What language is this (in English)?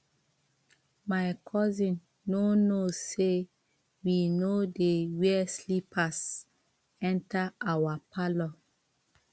Nigerian Pidgin